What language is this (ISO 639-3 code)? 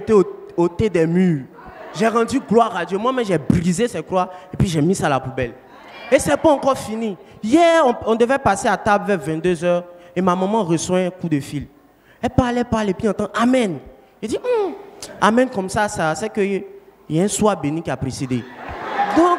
fra